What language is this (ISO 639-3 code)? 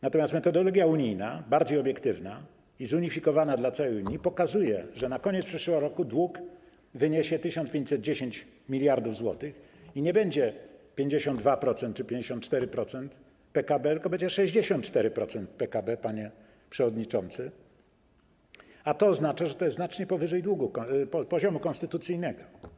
pol